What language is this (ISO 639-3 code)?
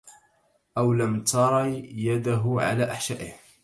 ara